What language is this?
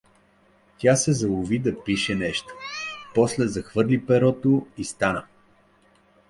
Bulgarian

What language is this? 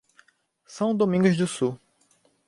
Portuguese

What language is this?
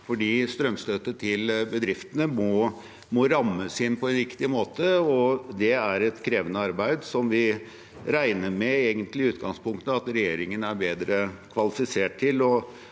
Norwegian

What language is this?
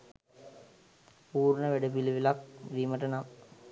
Sinhala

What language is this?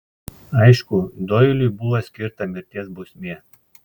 Lithuanian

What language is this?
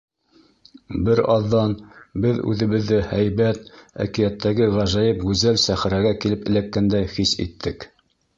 Bashkir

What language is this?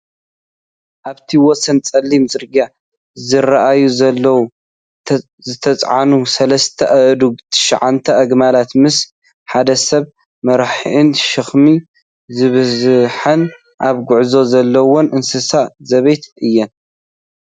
Tigrinya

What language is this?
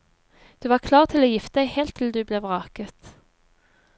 Norwegian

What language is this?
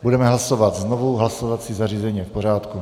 Czech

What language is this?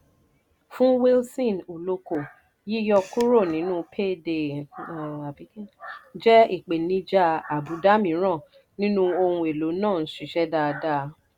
Yoruba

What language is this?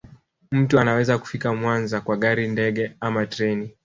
Swahili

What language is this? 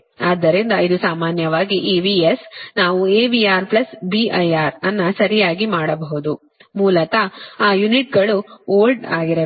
Kannada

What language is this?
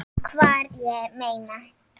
Icelandic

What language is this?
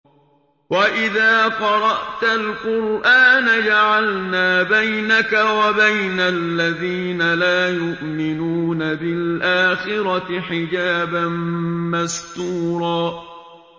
Arabic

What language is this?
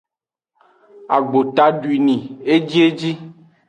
Aja (Benin)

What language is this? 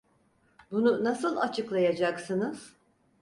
Turkish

